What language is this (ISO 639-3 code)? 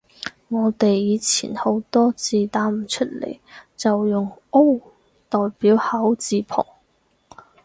yue